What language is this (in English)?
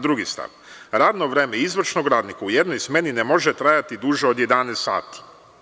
Serbian